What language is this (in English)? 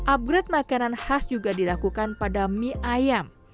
Indonesian